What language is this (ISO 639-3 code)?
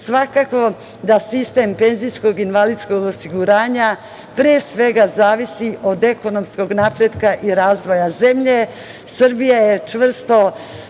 srp